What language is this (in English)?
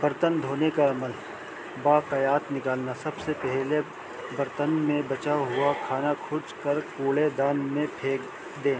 Urdu